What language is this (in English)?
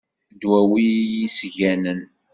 Kabyle